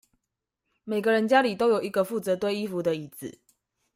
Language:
Chinese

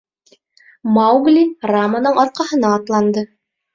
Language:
Bashkir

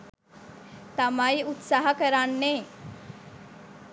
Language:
Sinhala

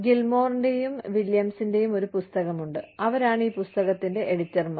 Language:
Malayalam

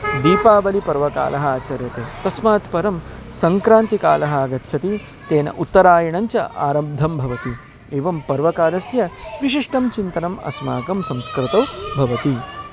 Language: Sanskrit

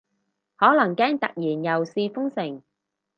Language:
Cantonese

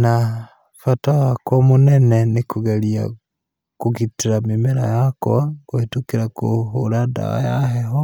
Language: Kikuyu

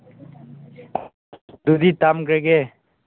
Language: Manipuri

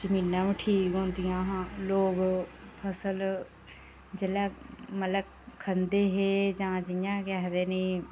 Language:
Dogri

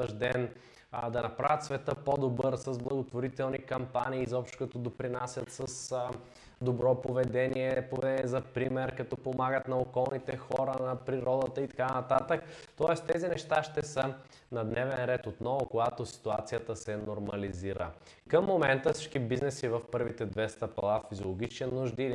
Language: Bulgarian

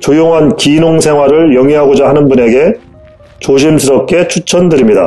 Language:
Korean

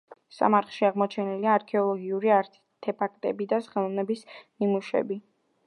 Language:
Georgian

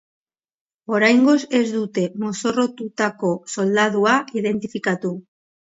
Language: Basque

